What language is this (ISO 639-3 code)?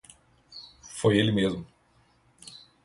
por